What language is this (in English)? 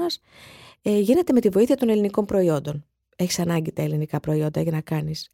Greek